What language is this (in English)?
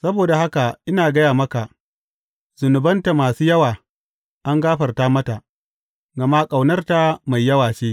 Hausa